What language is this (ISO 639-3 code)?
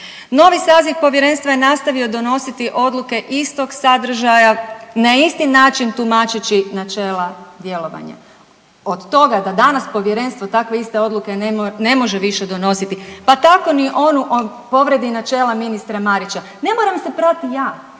hrv